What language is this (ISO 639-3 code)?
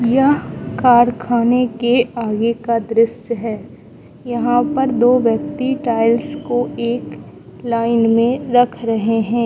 hin